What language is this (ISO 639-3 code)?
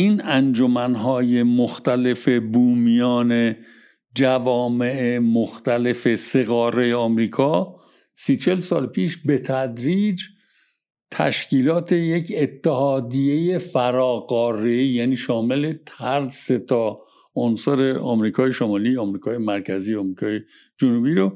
fas